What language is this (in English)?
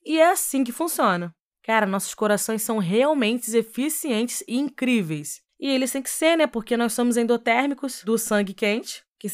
Portuguese